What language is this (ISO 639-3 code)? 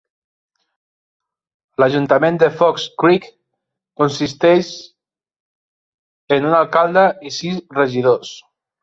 cat